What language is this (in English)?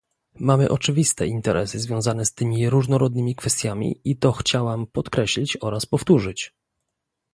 Polish